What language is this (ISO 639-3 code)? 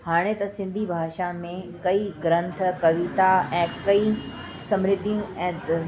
snd